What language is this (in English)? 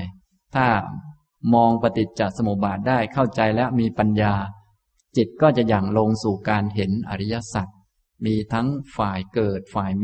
Thai